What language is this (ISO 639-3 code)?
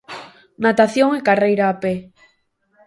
glg